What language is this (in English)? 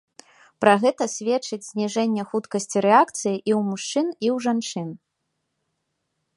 Belarusian